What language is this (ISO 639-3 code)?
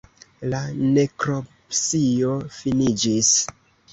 epo